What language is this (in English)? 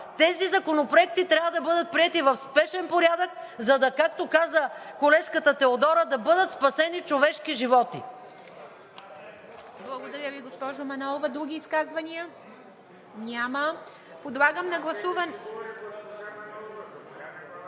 Bulgarian